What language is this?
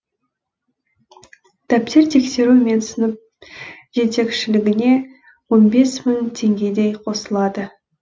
Kazakh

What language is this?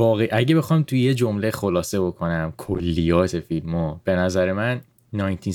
Persian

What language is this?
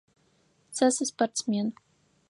Adyghe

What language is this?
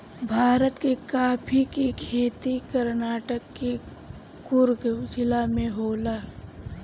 Bhojpuri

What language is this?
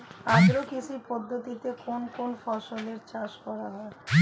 Bangla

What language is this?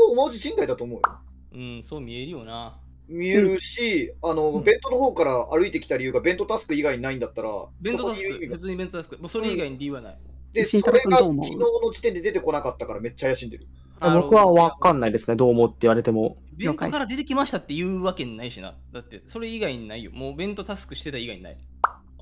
Japanese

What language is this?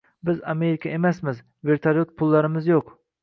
Uzbek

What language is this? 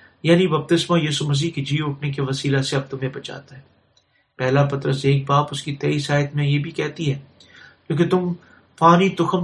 Urdu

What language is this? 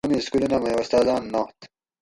Gawri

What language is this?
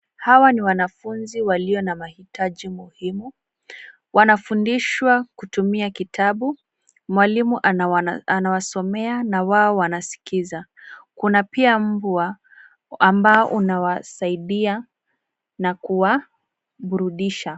Swahili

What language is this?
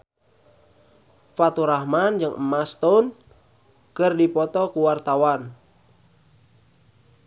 Sundanese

